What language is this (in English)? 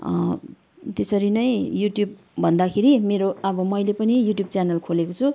Nepali